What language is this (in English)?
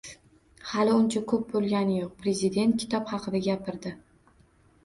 Uzbek